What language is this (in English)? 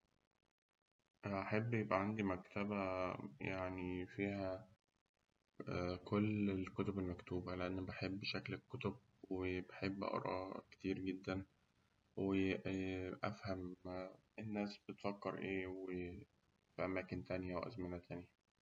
Egyptian Arabic